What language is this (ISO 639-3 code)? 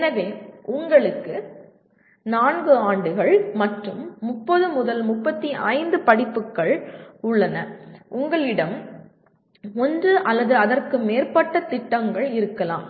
tam